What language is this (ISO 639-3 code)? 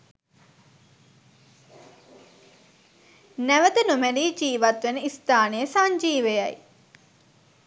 sin